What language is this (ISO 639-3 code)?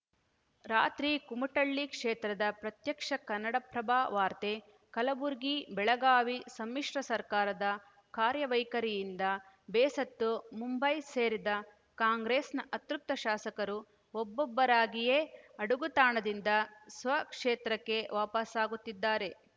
kan